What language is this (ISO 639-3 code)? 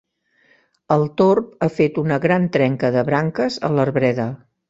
cat